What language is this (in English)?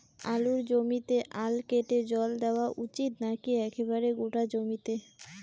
Bangla